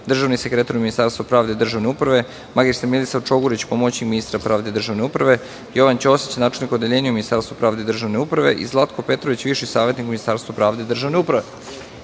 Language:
Serbian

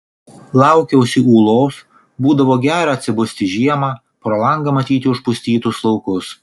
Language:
Lithuanian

